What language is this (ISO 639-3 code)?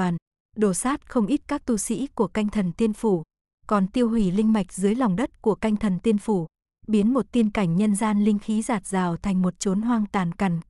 vie